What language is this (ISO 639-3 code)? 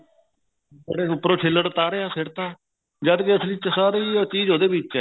pan